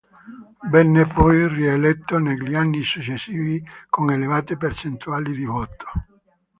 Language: Italian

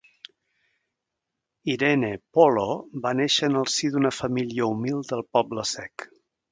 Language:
Catalan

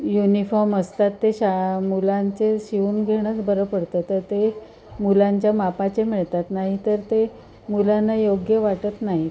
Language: Marathi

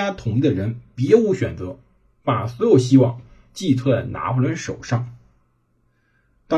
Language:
Chinese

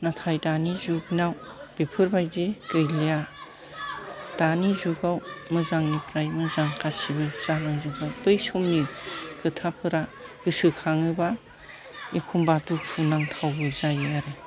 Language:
Bodo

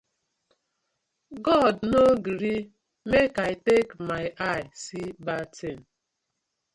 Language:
Nigerian Pidgin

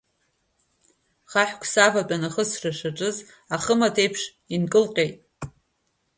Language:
Abkhazian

